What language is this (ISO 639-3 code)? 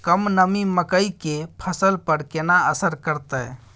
mai